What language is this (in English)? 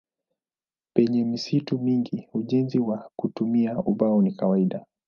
Swahili